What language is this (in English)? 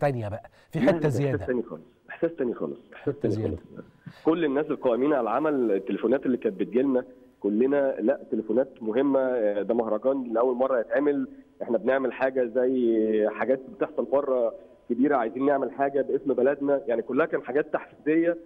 Arabic